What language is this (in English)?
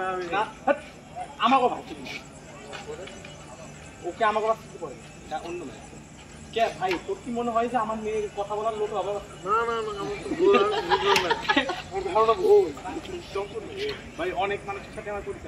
Bangla